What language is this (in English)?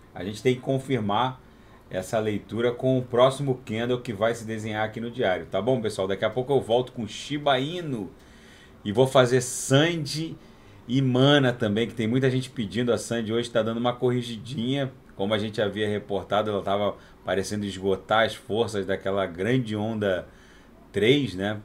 Portuguese